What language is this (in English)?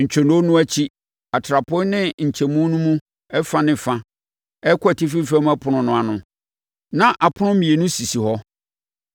Akan